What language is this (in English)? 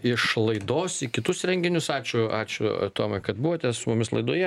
Lithuanian